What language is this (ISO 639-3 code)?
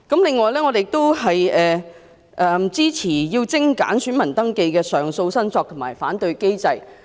yue